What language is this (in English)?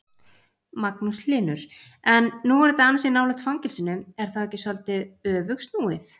Icelandic